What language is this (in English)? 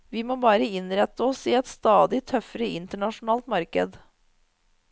Norwegian